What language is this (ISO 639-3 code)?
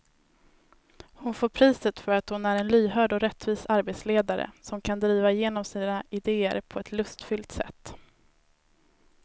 swe